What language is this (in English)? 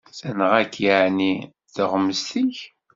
Kabyle